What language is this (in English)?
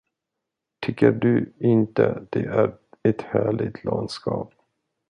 Swedish